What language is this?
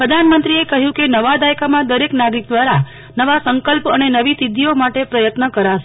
Gujarati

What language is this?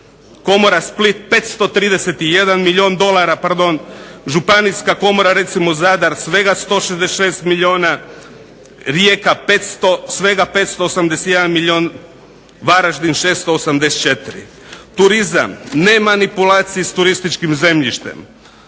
Croatian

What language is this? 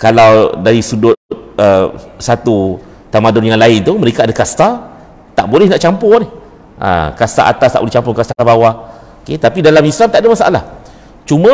Malay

